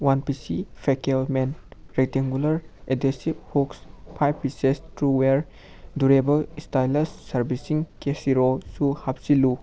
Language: Manipuri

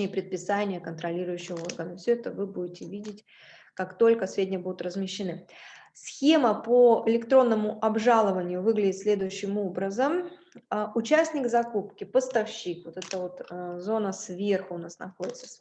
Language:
Russian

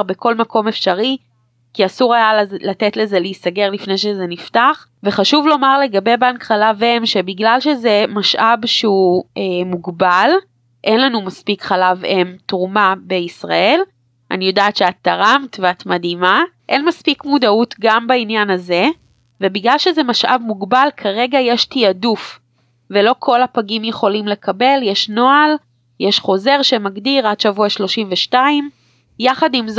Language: Hebrew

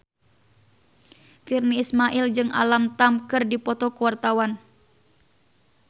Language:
Sundanese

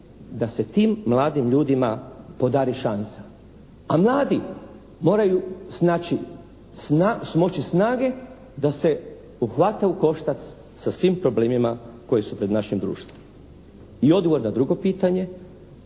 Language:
Croatian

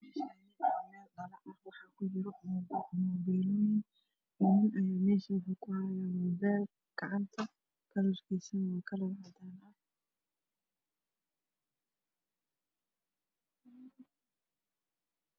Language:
Somali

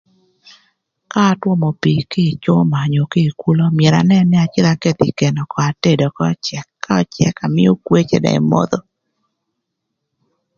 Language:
Thur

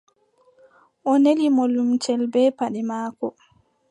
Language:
Adamawa Fulfulde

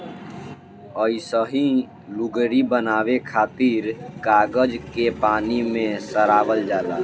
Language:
Bhojpuri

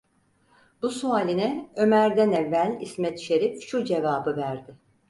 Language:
Turkish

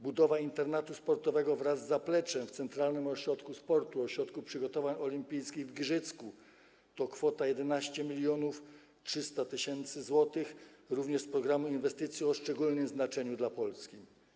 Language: Polish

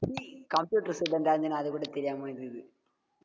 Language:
Tamil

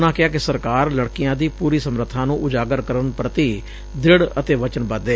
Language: Punjabi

